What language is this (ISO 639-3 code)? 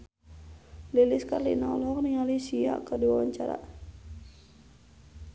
sun